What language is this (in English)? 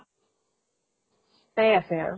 Assamese